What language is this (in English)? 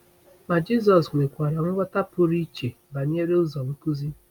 Igbo